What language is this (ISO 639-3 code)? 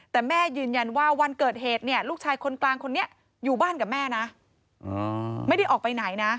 tha